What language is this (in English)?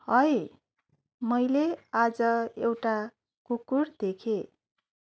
Nepali